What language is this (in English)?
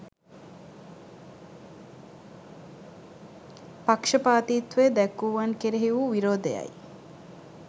Sinhala